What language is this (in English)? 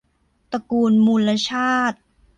Thai